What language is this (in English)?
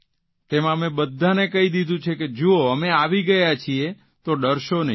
Gujarati